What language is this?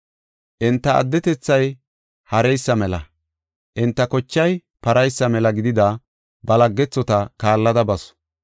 Gofa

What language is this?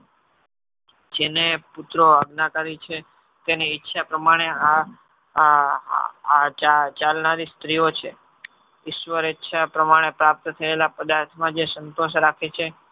Gujarati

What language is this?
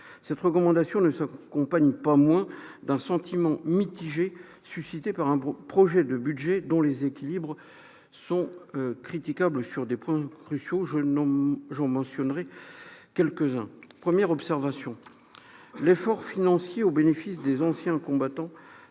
French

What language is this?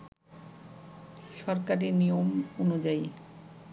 Bangla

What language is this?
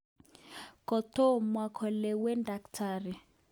Kalenjin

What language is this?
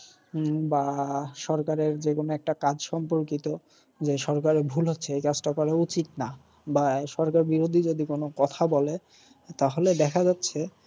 Bangla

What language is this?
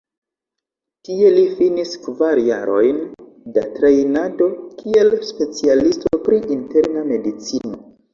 Esperanto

